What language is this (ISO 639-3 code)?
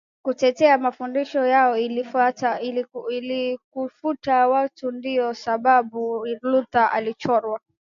swa